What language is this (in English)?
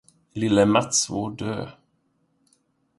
Swedish